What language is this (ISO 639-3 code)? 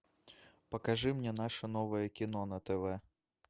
rus